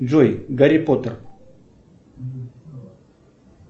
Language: Russian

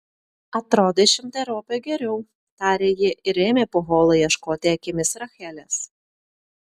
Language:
Lithuanian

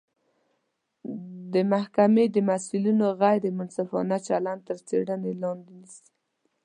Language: Pashto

